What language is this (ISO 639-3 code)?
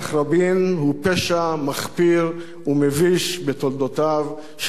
heb